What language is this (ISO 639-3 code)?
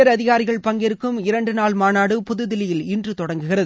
tam